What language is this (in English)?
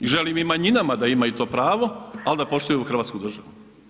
Croatian